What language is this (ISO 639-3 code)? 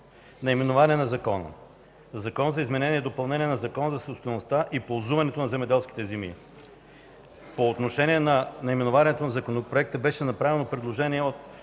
bul